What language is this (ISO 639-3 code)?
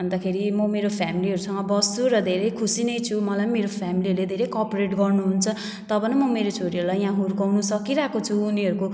nep